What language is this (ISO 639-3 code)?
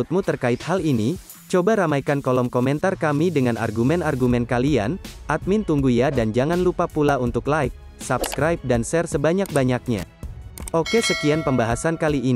ind